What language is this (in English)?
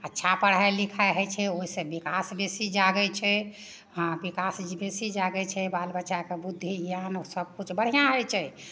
Maithili